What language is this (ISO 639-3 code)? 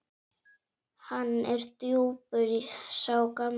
isl